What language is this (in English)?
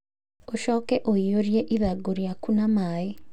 Kikuyu